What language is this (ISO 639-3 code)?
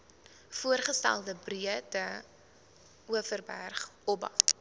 afr